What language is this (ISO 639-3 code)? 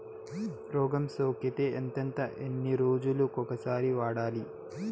tel